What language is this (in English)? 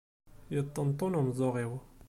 Kabyle